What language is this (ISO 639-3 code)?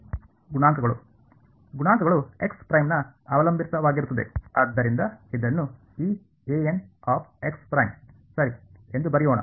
kan